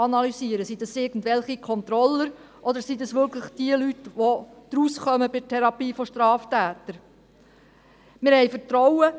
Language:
Swiss German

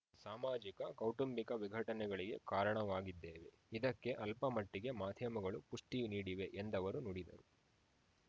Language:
Kannada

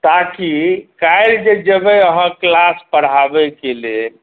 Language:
Maithili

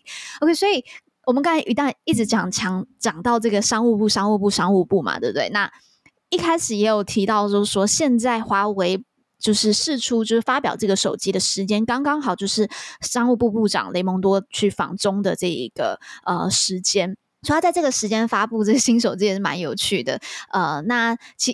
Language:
Chinese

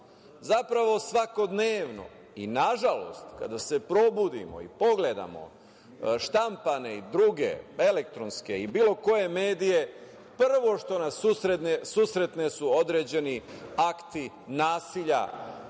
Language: Serbian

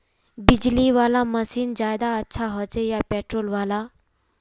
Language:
Magahi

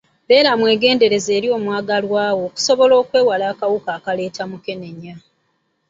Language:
Ganda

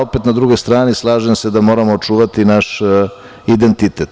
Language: Serbian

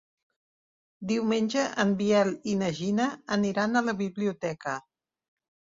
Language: Catalan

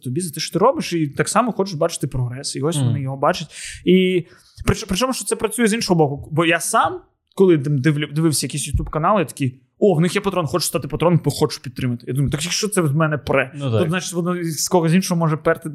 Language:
Ukrainian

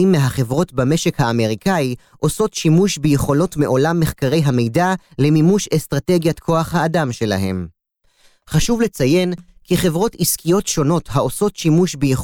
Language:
Hebrew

